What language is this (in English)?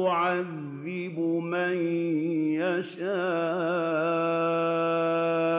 Arabic